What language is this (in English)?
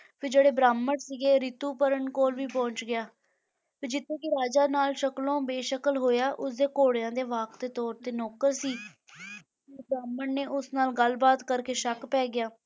Punjabi